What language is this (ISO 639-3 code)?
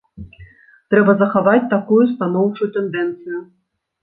bel